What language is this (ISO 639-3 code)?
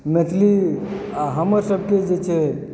mai